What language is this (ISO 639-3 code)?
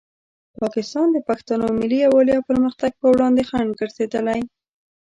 pus